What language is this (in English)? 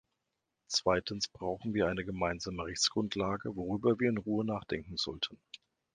German